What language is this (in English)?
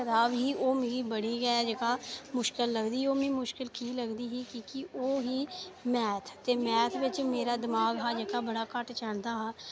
Dogri